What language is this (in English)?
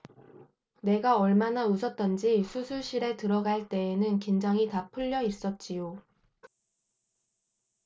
Korean